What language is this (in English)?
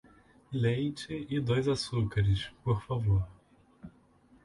Portuguese